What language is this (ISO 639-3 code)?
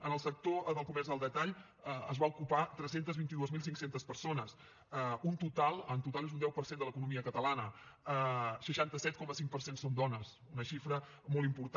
cat